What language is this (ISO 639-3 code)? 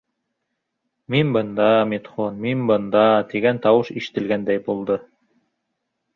bak